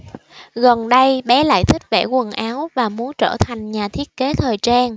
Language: Vietnamese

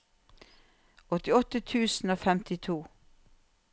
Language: Norwegian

